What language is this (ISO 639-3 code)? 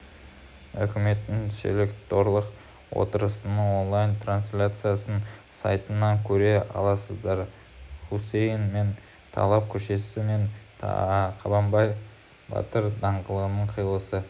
kaz